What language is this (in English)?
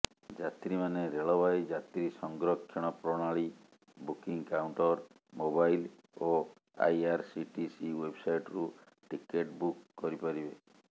Odia